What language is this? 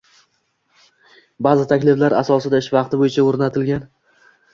Uzbek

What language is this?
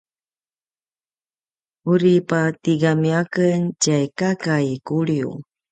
Paiwan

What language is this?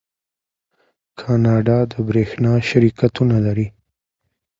Pashto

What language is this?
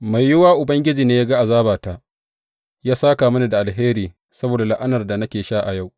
Hausa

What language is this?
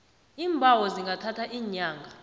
South Ndebele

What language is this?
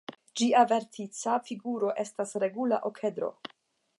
Esperanto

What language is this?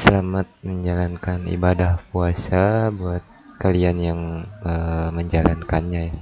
Indonesian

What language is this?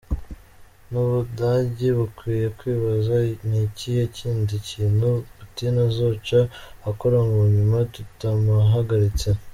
Kinyarwanda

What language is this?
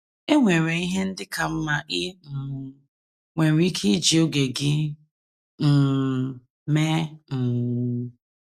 Igbo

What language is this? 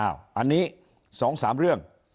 Thai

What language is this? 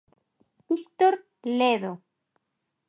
Galician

